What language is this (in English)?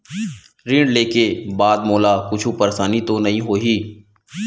Chhattisgarhi